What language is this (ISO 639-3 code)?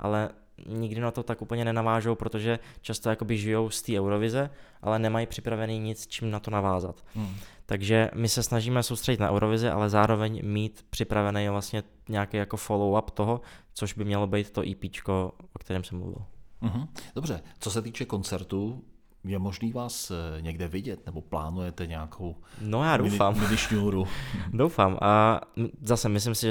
ces